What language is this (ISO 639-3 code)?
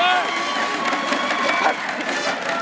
tha